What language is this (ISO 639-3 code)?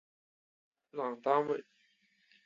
zho